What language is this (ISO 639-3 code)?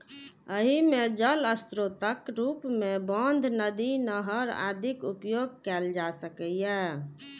mai